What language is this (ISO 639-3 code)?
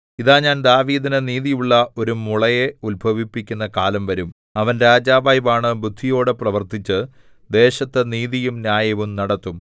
mal